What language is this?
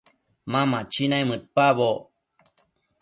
Matsés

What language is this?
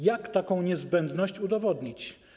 Polish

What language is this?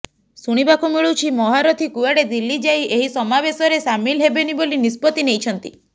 Odia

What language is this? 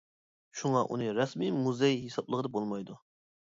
Uyghur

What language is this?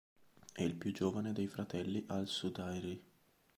Italian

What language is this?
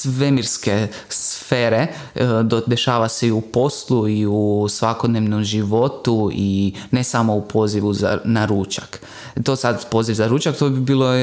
Croatian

